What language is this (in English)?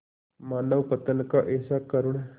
Hindi